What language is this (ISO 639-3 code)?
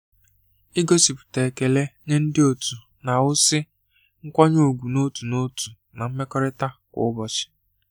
ibo